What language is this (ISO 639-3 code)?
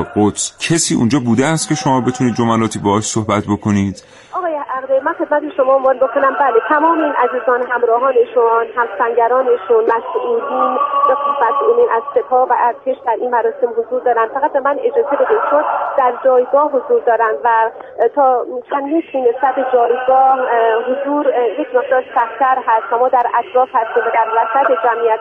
fas